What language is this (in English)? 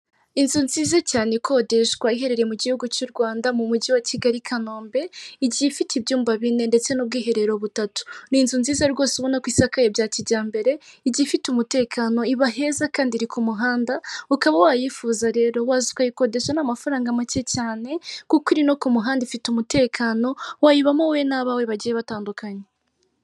Kinyarwanda